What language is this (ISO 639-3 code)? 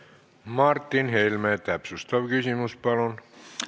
est